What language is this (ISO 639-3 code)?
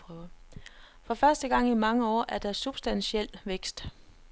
dan